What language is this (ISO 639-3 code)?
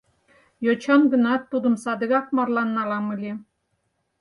chm